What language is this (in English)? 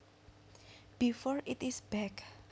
Javanese